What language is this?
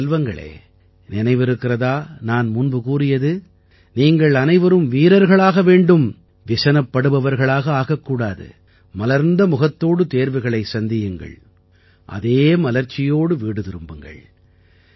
Tamil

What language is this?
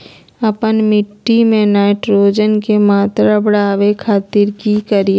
Magahi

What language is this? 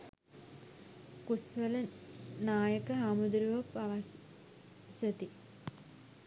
Sinhala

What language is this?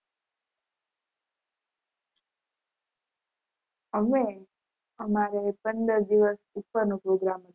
Gujarati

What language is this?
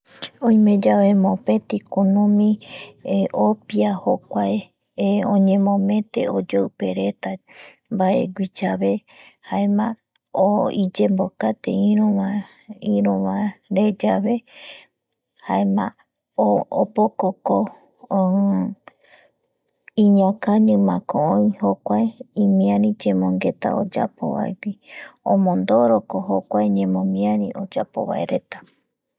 Eastern Bolivian Guaraní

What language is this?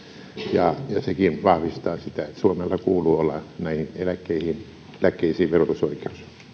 Finnish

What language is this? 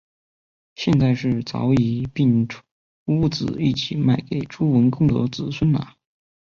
Chinese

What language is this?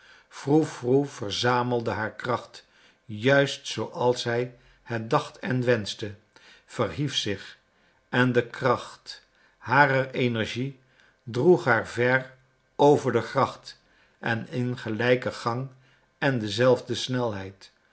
Dutch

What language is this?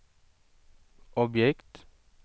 Swedish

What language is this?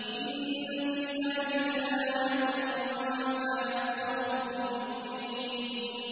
Arabic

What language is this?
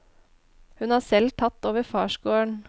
Norwegian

